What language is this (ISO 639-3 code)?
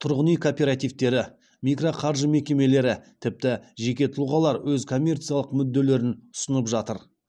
kaz